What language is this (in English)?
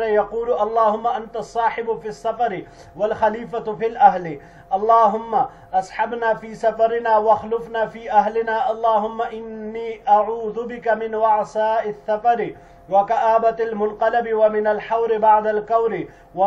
Arabic